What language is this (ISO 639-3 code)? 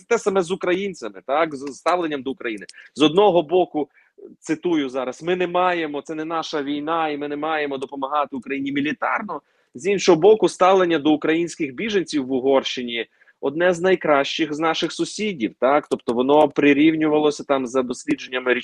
ukr